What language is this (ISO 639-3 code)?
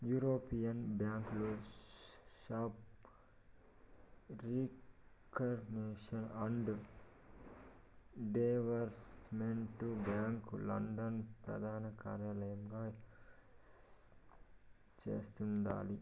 tel